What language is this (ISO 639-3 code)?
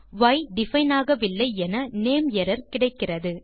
tam